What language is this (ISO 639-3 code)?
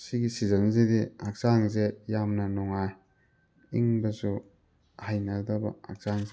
mni